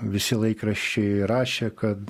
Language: Lithuanian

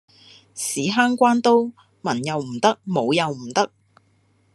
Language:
Cantonese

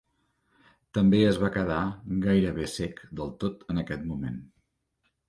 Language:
Catalan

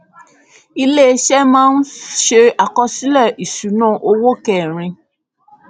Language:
Yoruba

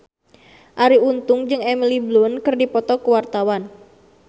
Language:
Sundanese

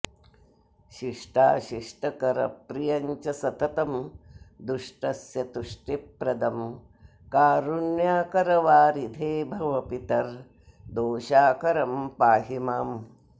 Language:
Sanskrit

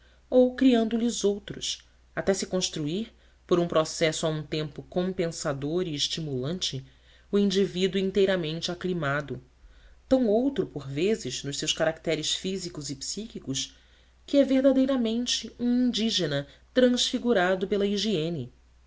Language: Portuguese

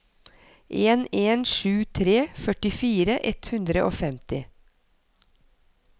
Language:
Norwegian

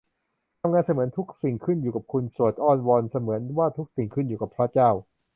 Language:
Thai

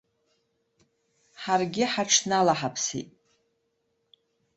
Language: Abkhazian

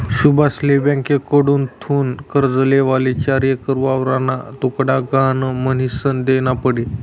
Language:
Marathi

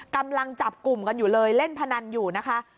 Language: Thai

